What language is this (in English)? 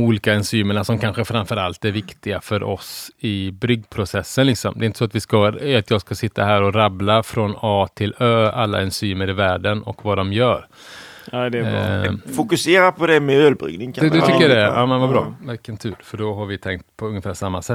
Swedish